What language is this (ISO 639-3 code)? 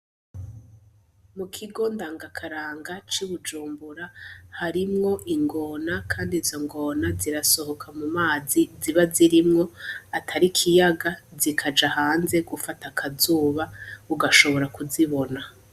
run